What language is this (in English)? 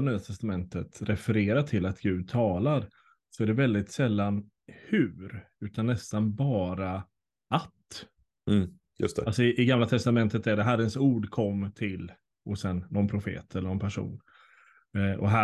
Swedish